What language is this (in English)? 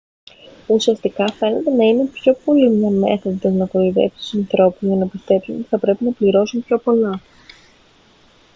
Greek